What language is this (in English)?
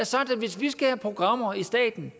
Danish